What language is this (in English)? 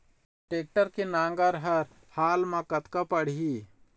Chhattisgarhi